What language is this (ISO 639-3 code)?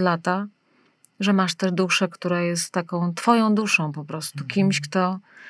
pol